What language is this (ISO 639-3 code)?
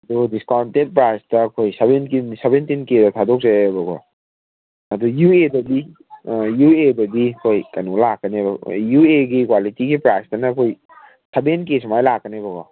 mni